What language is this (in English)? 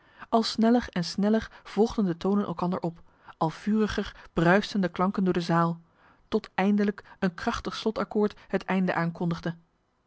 Dutch